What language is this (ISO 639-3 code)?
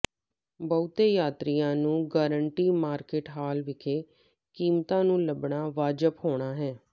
pan